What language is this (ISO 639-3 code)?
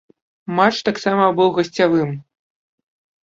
bel